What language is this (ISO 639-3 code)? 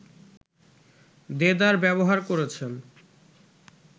ben